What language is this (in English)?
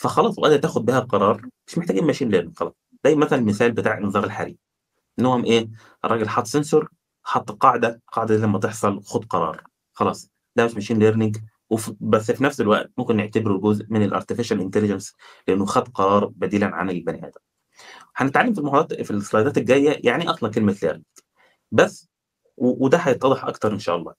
Arabic